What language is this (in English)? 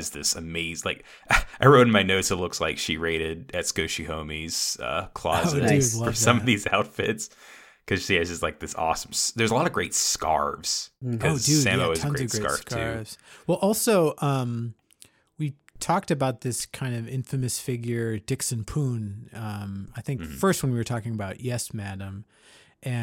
English